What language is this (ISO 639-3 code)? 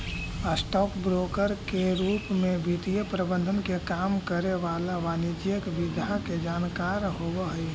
mag